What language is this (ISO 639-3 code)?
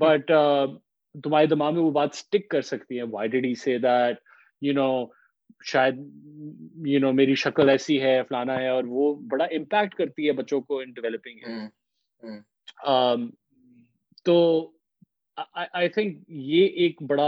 urd